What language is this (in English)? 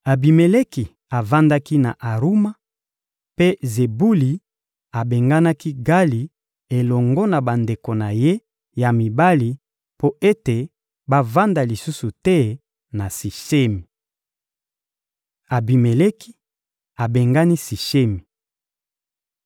Lingala